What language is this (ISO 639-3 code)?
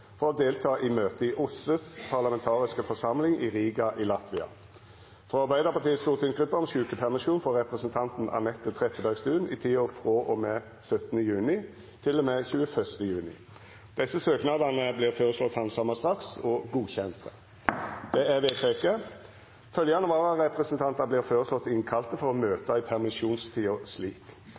nno